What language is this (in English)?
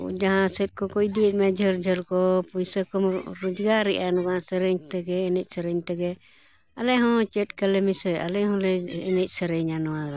Santali